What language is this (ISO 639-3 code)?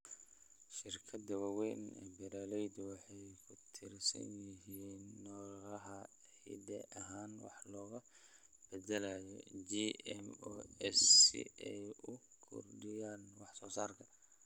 som